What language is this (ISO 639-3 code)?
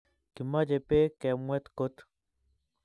kln